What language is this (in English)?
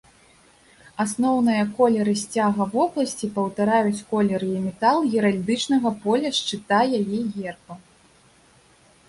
Belarusian